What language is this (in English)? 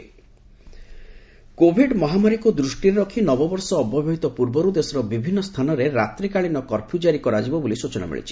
Odia